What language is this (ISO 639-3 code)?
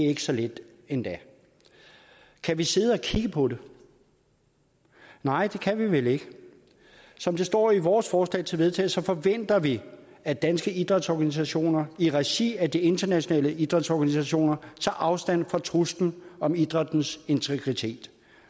dan